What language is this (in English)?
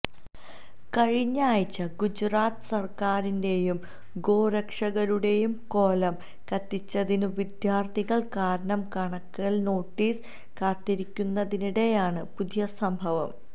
Malayalam